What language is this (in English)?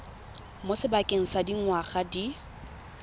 Tswana